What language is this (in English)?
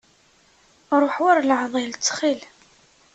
Kabyle